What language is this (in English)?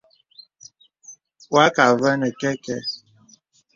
Bebele